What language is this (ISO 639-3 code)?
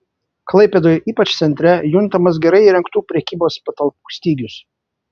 lit